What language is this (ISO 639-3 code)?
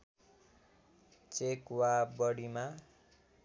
nep